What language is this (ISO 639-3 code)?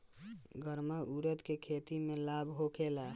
bho